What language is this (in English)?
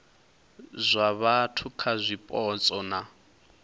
Venda